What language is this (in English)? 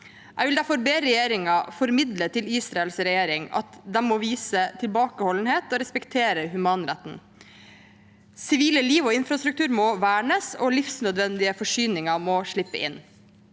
Norwegian